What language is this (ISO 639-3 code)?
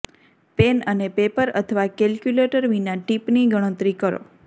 guj